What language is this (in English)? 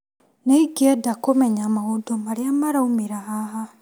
Kikuyu